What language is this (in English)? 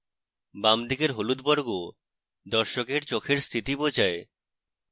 Bangla